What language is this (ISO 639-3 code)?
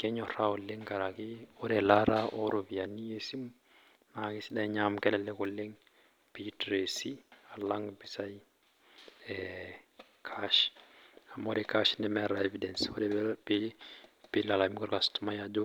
mas